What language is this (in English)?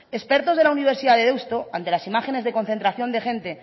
Spanish